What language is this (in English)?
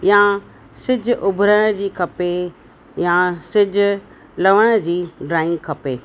Sindhi